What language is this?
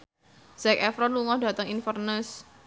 Javanese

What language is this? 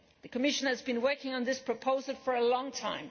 English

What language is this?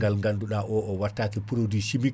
Fula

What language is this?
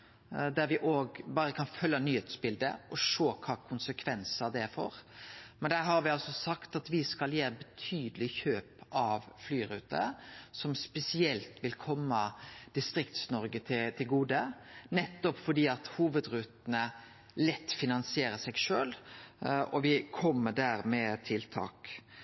Norwegian Nynorsk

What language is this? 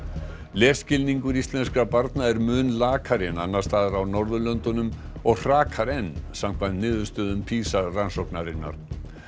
Icelandic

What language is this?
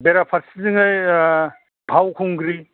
Bodo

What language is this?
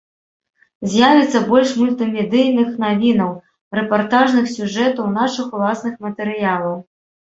Belarusian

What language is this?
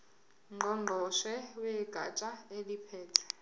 Zulu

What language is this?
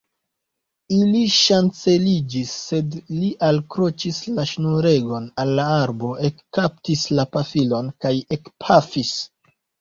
Esperanto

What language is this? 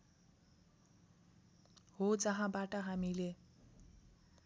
Nepali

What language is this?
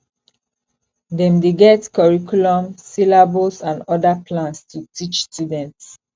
Nigerian Pidgin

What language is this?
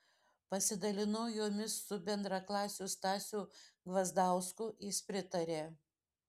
Lithuanian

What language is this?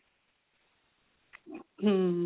Punjabi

